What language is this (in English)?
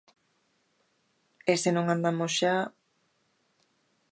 Galician